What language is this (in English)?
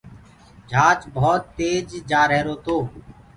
Gurgula